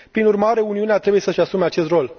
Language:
Romanian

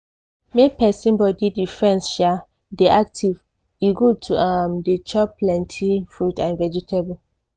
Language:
Nigerian Pidgin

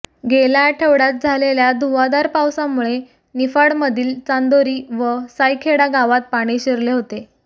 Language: Marathi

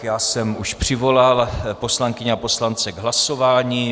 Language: Czech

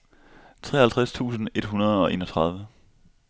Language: Danish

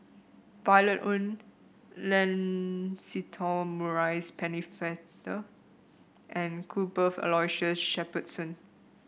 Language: English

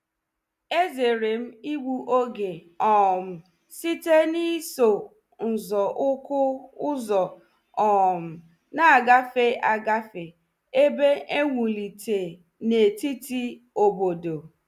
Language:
Igbo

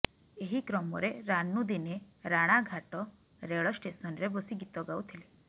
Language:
Odia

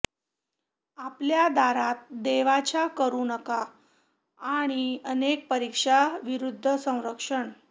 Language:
Marathi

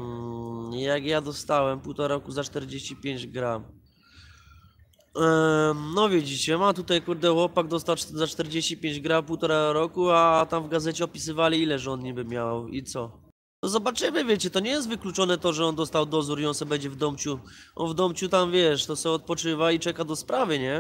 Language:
Polish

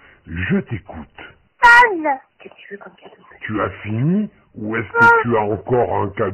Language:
French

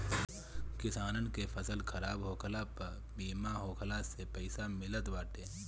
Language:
Bhojpuri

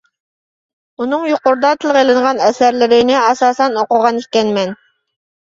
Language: Uyghur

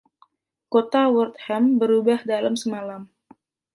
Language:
Indonesian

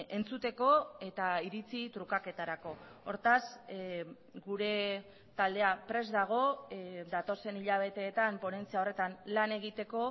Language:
Basque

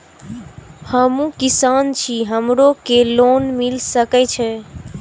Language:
Maithili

